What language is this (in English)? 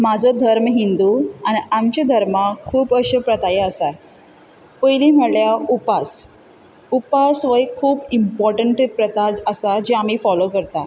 Konkani